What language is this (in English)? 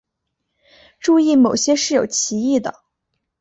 Chinese